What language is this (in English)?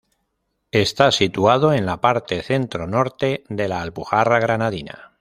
Spanish